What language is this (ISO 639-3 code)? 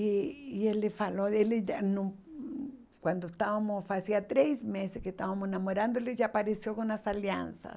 por